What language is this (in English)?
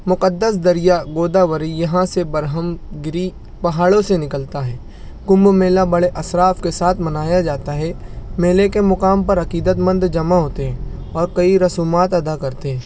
Urdu